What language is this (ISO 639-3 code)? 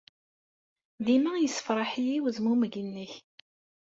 kab